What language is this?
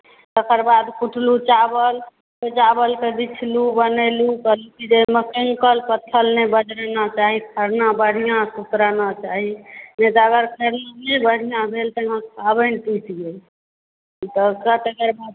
Maithili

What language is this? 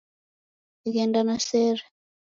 Taita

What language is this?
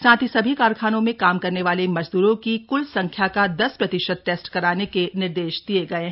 Hindi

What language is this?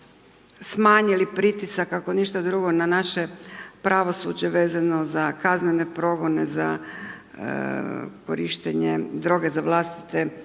Croatian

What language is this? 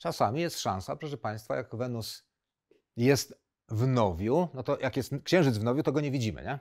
Polish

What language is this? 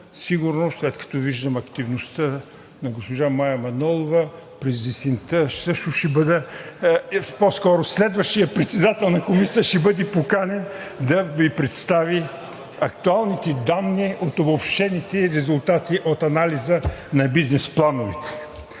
Bulgarian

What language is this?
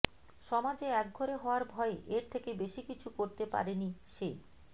Bangla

